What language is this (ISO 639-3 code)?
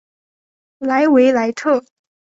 zho